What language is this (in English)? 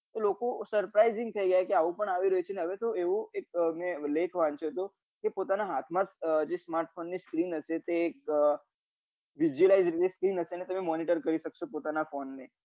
Gujarati